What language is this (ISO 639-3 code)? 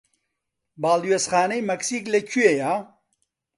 ckb